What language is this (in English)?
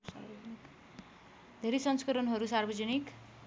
Nepali